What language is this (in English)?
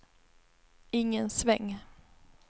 Swedish